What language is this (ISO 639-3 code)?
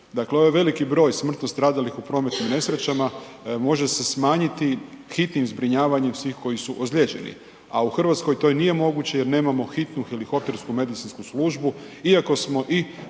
hrv